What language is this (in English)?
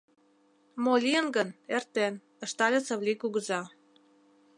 Mari